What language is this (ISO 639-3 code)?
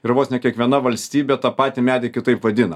lit